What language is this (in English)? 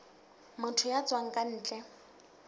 Southern Sotho